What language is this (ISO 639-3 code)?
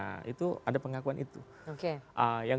ind